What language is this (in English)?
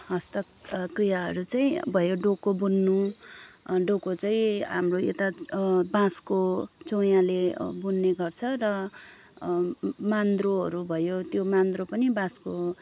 Nepali